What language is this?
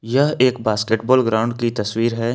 Hindi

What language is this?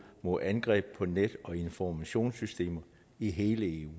Danish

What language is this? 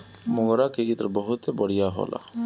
Bhojpuri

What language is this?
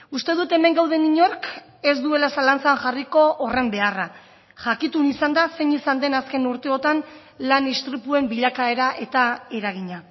Basque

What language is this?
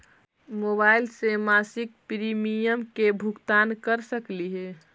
Magahi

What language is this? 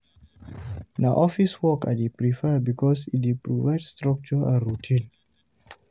Nigerian Pidgin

